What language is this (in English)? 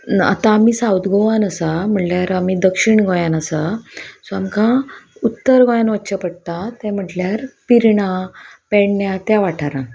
Konkani